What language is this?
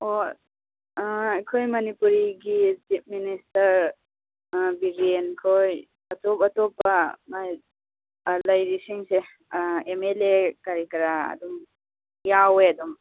Manipuri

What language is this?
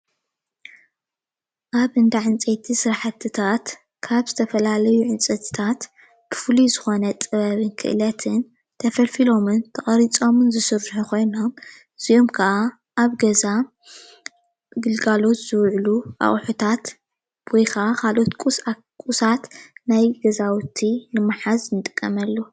Tigrinya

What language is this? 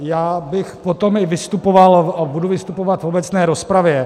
Czech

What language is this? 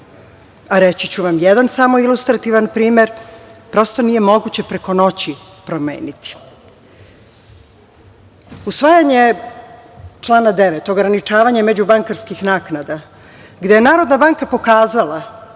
Serbian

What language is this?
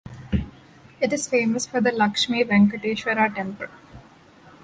English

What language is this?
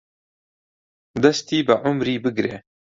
Central Kurdish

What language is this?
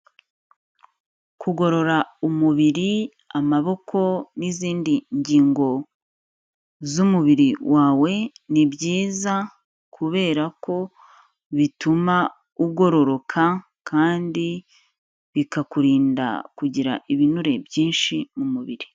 Kinyarwanda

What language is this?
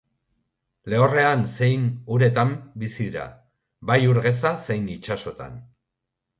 Basque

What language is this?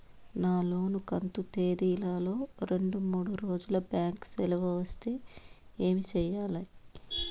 Telugu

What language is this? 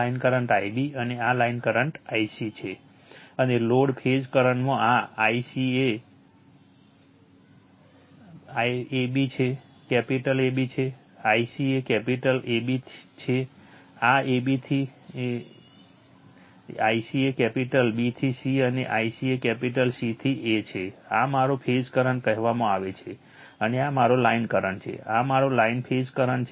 Gujarati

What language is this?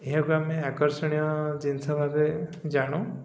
Odia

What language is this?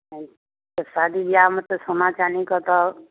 Maithili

